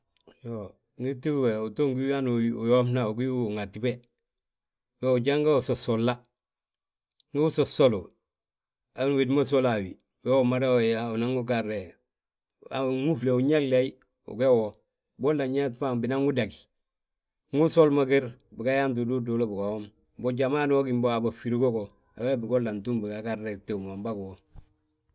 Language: Balanta-Ganja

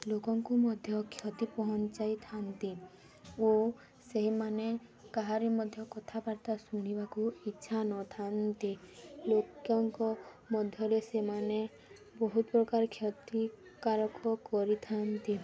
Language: Odia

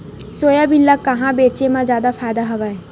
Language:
Chhattisgarhi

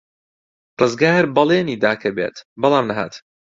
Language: Central Kurdish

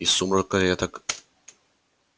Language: Russian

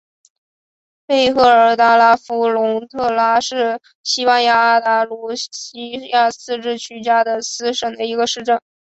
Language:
Chinese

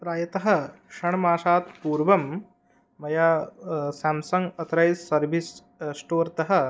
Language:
Sanskrit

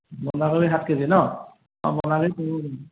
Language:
Assamese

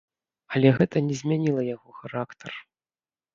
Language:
Belarusian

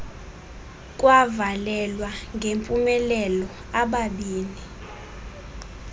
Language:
Xhosa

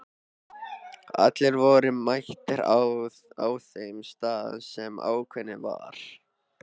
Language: Icelandic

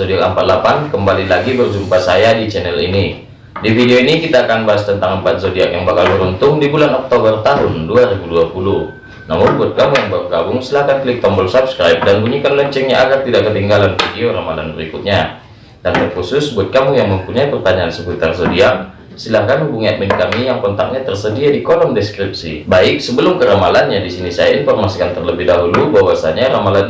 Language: Indonesian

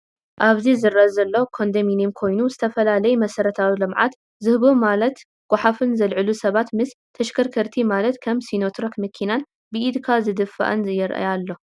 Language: Tigrinya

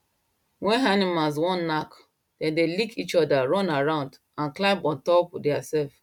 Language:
Nigerian Pidgin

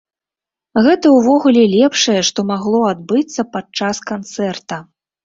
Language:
Belarusian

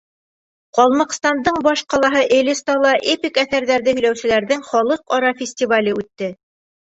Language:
Bashkir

